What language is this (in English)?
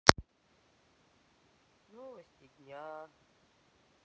Russian